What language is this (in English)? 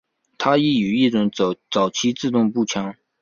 Chinese